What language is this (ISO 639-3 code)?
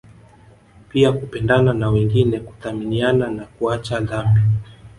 swa